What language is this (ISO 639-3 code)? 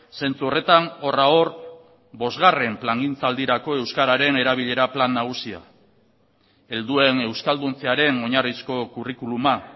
eus